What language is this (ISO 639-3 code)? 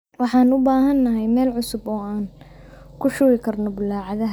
som